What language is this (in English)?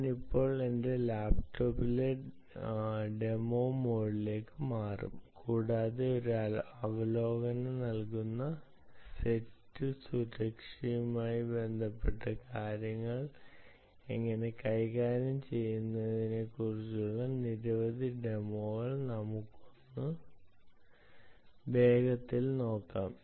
Malayalam